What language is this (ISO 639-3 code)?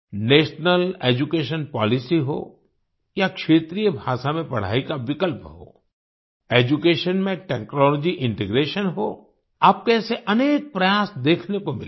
hin